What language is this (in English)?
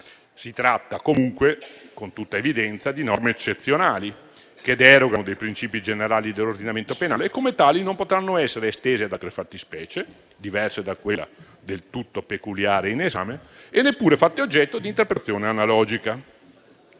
Italian